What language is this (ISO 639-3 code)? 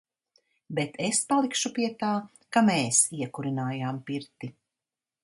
lav